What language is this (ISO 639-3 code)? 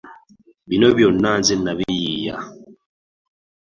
lug